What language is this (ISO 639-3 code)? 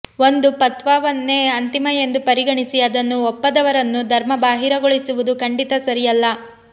kan